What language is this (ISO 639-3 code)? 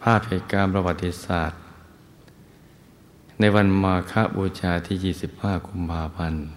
tha